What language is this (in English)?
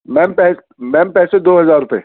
Urdu